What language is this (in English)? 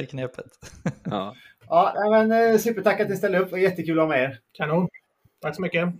Swedish